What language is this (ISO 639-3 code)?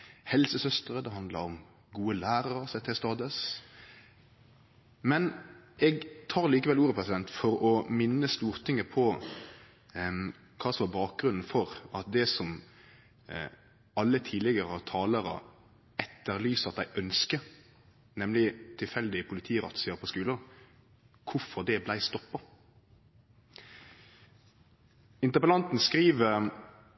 nno